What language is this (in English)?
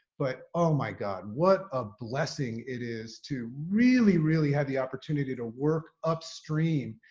English